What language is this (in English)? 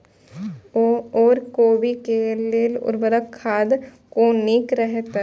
Maithili